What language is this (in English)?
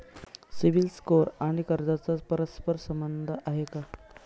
Marathi